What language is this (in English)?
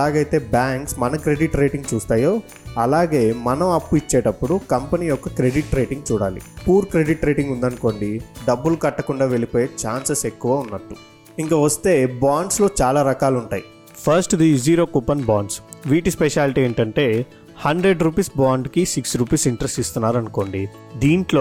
Telugu